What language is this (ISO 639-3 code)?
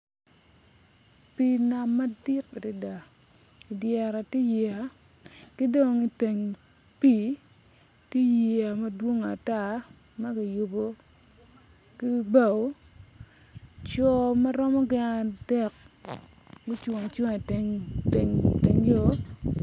ach